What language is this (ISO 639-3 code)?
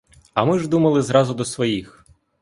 ukr